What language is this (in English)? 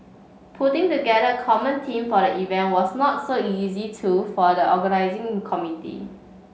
English